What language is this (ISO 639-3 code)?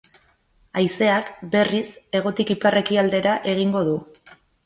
eus